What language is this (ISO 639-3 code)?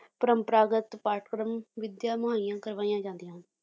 pan